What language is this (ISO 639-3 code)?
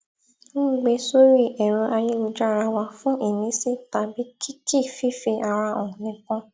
yor